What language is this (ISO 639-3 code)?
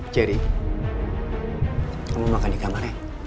ind